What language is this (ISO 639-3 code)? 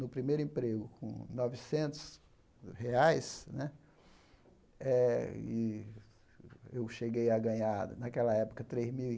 por